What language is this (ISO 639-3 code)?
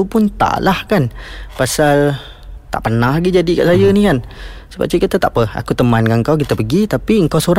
msa